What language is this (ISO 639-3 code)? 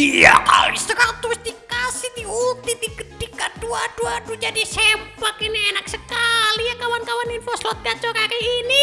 ind